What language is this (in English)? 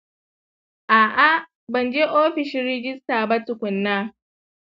Hausa